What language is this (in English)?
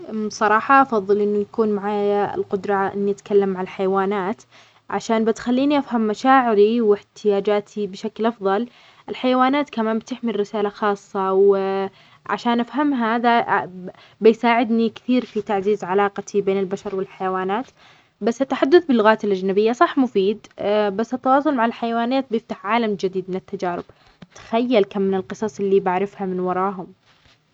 Omani Arabic